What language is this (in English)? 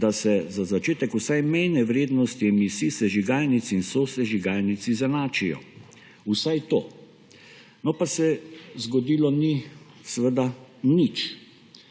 Slovenian